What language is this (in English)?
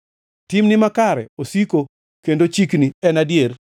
Luo (Kenya and Tanzania)